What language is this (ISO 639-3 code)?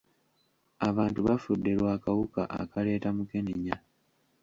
lug